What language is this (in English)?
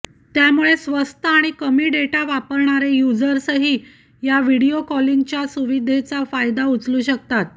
Marathi